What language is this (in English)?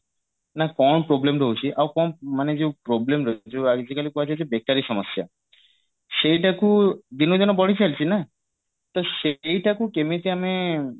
Odia